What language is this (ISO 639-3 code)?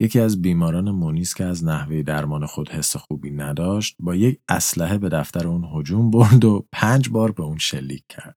fas